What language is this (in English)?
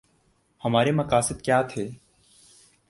Urdu